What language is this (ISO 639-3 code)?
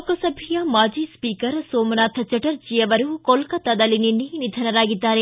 kan